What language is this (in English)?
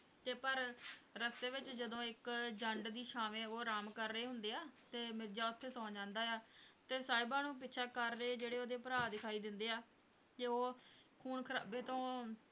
Punjabi